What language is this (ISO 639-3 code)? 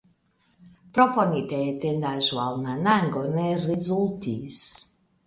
epo